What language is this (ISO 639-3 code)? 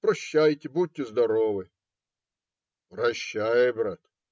rus